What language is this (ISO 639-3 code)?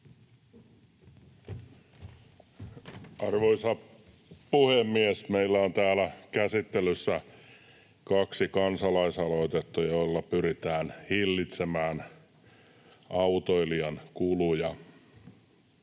fin